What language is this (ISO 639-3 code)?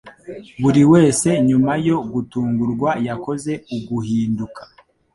kin